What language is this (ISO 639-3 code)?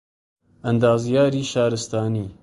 ckb